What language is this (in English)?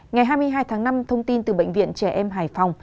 Vietnamese